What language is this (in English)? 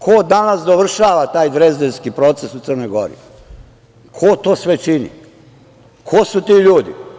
Serbian